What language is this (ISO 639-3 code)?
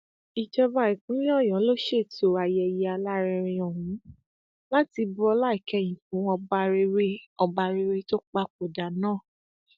yor